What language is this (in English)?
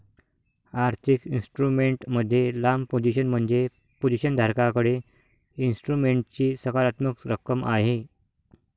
Marathi